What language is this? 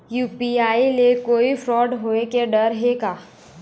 Chhattisgarhi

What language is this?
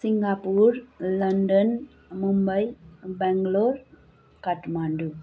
Nepali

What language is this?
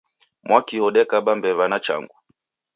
Taita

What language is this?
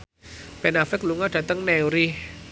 Javanese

